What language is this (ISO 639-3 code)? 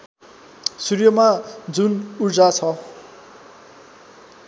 nep